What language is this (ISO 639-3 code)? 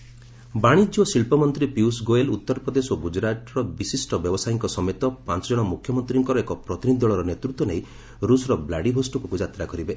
ori